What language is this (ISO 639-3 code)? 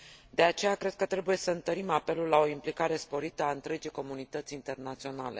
ron